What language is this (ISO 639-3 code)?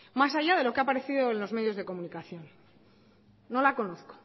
spa